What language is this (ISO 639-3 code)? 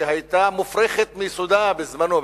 heb